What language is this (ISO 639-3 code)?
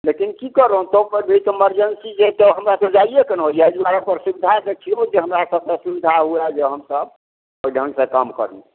mai